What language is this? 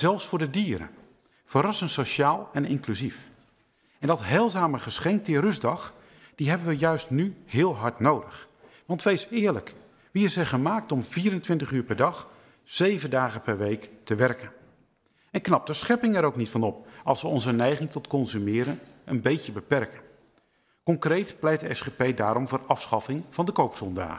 Dutch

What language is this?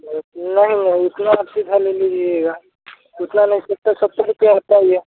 Hindi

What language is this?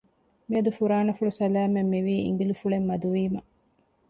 Divehi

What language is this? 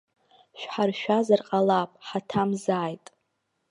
Abkhazian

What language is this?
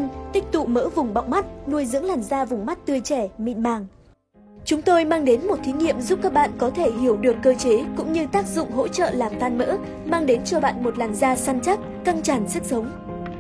Vietnamese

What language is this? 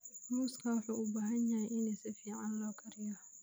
Somali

